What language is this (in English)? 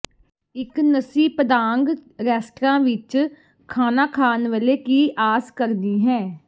Punjabi